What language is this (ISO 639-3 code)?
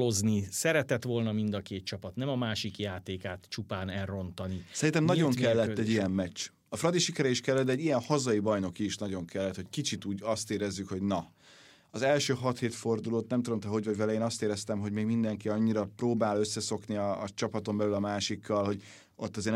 hun